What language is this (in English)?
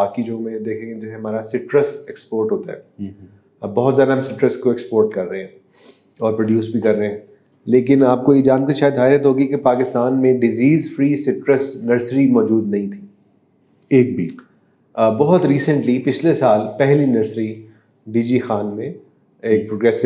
Urdu